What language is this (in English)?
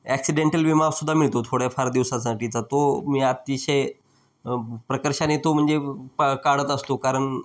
Marathi